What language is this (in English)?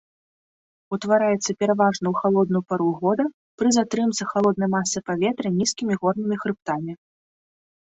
Belarusian